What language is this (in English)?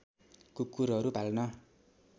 Nepali